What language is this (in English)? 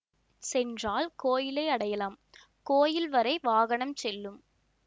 Tamil